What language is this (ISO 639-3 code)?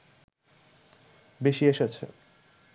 ben